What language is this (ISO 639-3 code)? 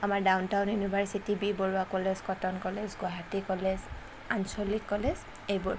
asm